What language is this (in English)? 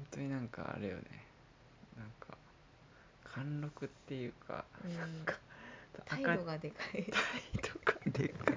Japanese